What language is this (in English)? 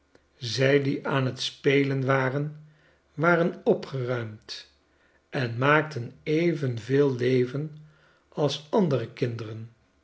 Dutch